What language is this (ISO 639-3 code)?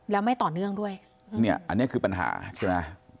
tha